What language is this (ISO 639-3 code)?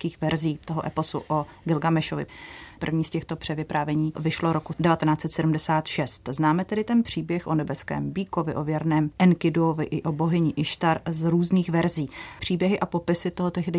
ces